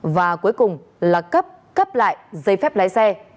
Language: Vietnamese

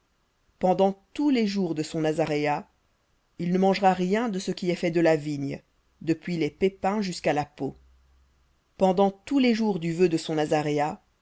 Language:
French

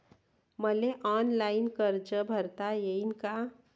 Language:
Marathi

